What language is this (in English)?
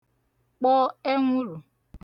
Igbo